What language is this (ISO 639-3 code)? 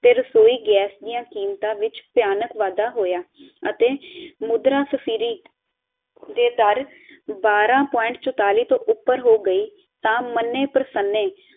pan